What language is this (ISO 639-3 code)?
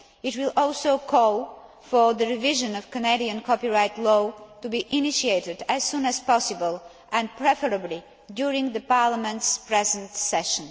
eng